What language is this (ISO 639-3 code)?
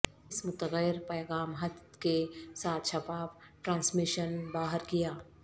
urd